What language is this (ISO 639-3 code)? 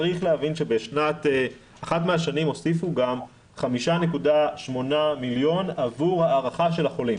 heb